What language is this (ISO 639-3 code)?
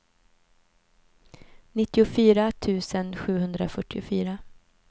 swe